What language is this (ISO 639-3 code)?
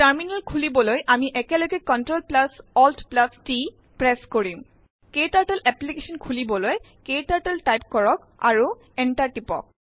asm